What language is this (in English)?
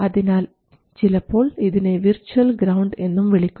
Malayalam